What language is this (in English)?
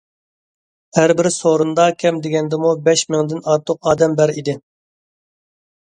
Uyghur